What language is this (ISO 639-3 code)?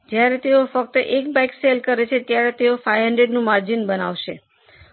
guj